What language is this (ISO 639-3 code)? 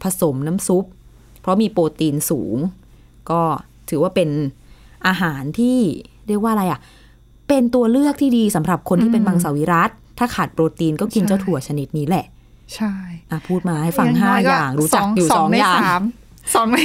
tha